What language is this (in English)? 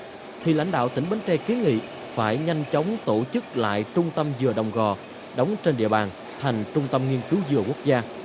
Vietnamese